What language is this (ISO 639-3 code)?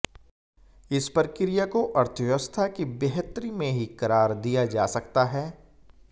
hin